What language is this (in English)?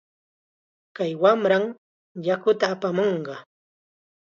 Chiquián Ancash Quechua